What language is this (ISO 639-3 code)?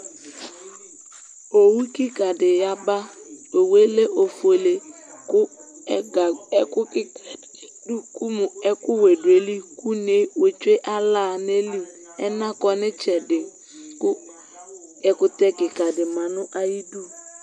kpo